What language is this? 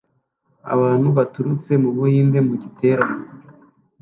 Kinyarwanda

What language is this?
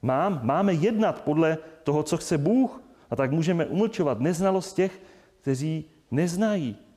Czech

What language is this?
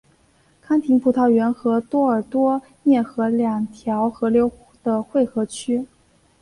Chinese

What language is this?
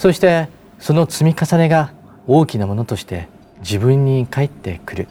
Japanese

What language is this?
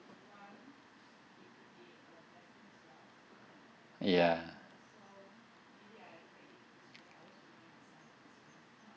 English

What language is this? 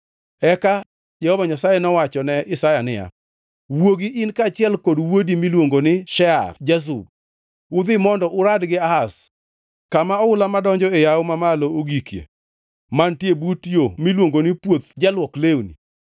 Luo (Kenya and Tanzania)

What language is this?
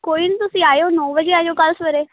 Punjabi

